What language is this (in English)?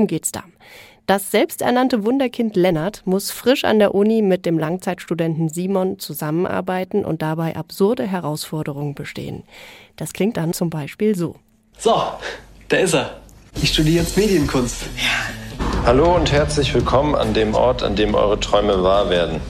German